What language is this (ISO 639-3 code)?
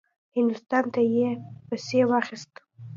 pus